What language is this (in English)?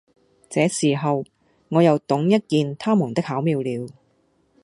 Cantonese